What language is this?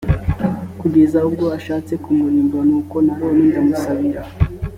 Kinyarwanda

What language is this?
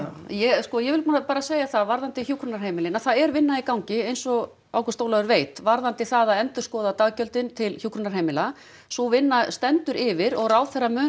Icelandic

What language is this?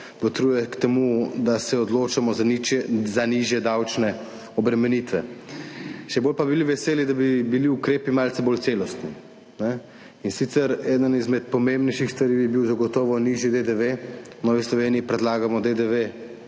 Slovenian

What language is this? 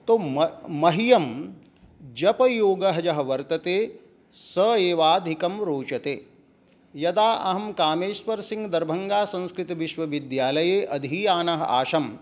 Sanskrit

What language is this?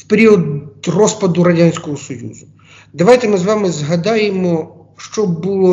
Ukrainian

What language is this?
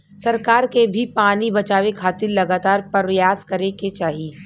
Bhojpuri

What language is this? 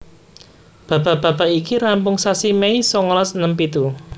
Javanese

